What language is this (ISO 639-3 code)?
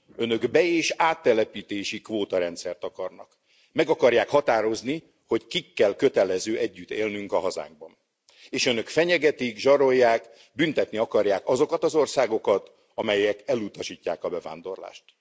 hun